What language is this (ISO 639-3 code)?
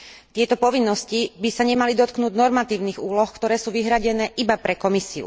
slk